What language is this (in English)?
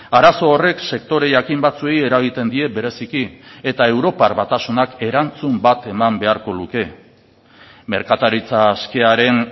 Basque